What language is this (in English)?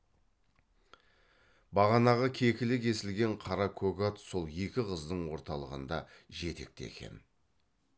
Kazakh